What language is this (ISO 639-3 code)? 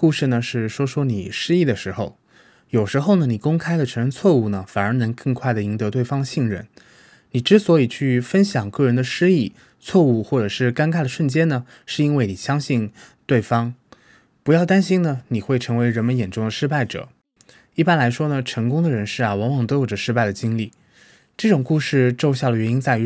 zho